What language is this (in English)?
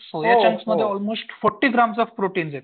Marathi